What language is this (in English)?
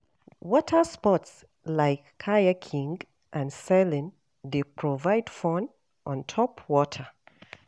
Nigerian Pidgin